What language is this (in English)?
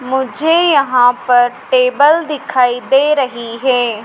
Hindi